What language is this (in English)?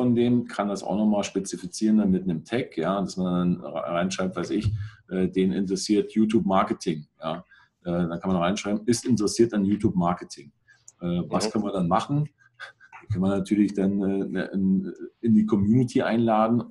German